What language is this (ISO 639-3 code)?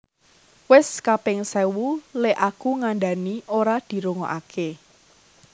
jav